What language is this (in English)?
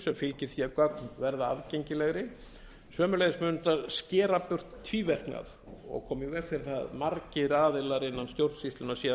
Icelandic